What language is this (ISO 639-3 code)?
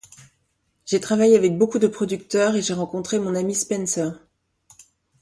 fra